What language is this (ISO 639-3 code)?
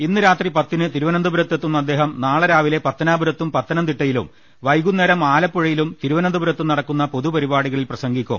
mal